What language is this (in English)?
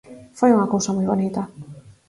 Galician